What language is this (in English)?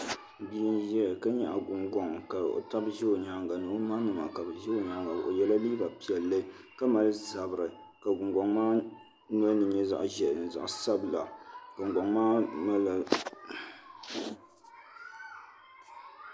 Dagbani